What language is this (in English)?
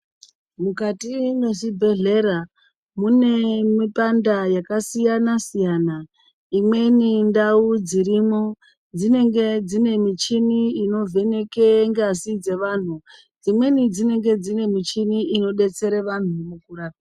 Ndau